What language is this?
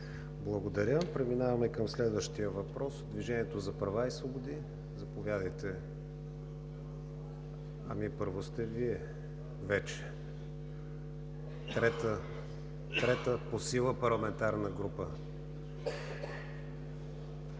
Bulgarian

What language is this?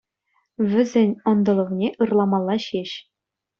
Chuvash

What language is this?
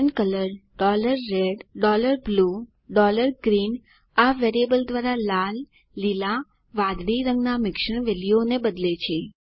Gujarati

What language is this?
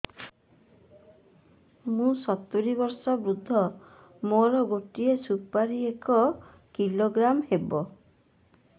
Odia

